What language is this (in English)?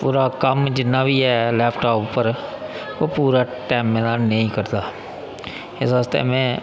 Dogri